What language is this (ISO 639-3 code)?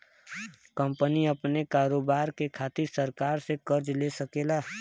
bho